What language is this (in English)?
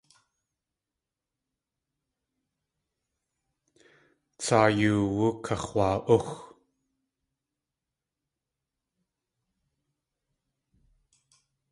Tlingit